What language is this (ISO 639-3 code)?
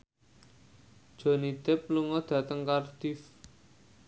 jav